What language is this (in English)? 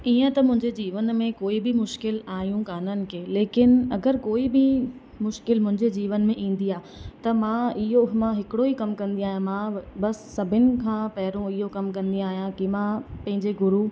Sindhi